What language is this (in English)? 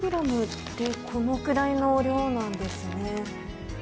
Japanese